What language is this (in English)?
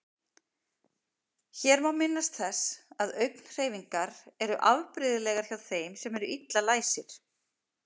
Icelandic